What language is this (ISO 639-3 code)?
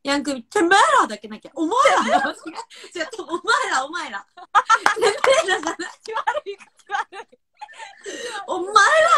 jpn